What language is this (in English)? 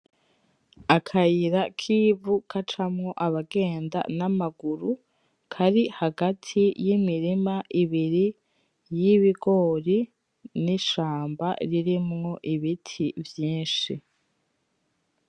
Rundi